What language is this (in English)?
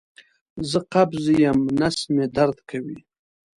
Pashto